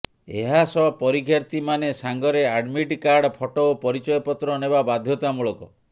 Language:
Odia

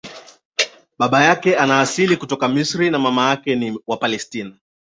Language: Swahili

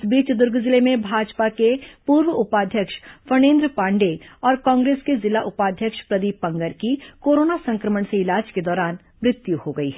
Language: Hindi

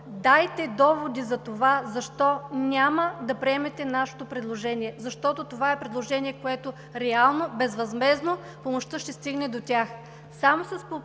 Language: Bulgarian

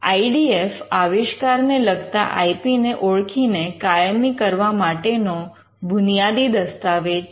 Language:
Gujarati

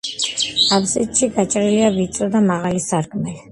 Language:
Georgian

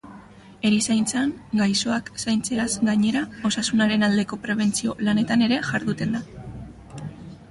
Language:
Basque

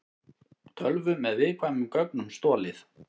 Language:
Icelandic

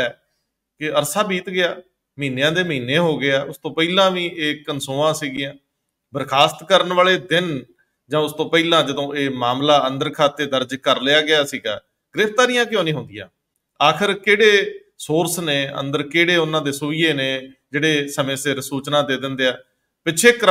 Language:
Hindi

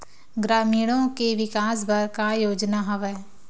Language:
Chhattisgarhi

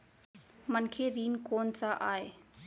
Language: Chhattisgarhi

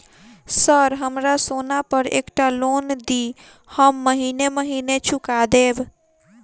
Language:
Maithili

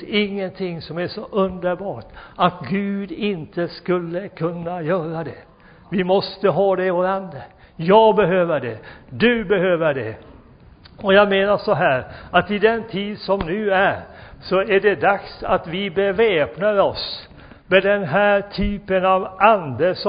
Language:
Swedish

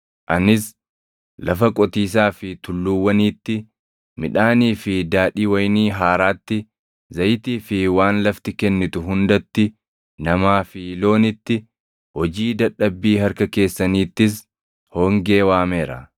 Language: Oromo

